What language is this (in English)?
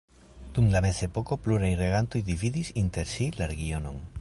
Esperanto